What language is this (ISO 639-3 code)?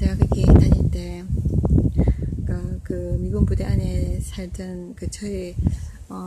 kor